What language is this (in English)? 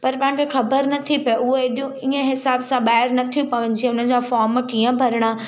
Sindhi